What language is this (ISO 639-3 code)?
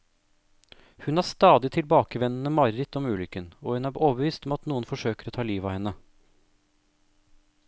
nor